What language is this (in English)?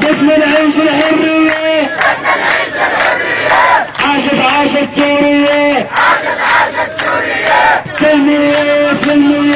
Arabic